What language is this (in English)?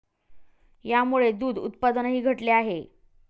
Marathi